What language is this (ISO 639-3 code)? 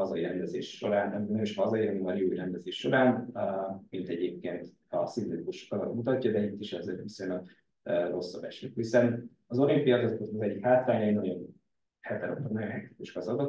hun